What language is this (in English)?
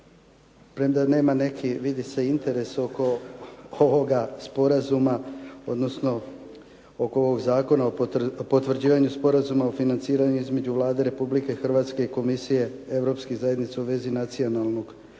Croatian